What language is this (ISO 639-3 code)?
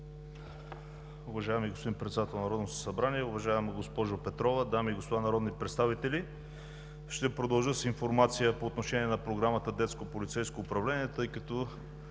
bul